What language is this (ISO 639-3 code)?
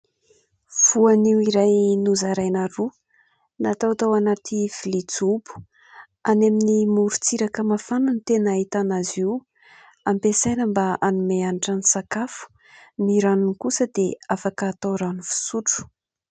mlg